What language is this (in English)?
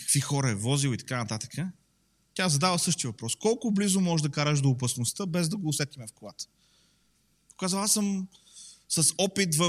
Bulgarian